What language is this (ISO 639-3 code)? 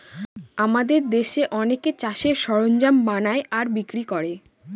ben